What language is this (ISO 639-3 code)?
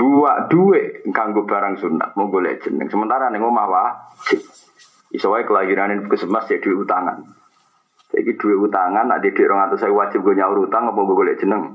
msa